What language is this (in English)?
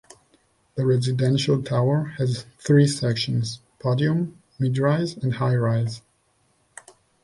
English